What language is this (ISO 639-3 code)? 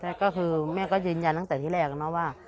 tha